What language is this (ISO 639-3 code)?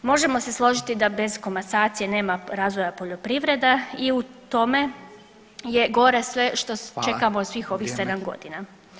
hrv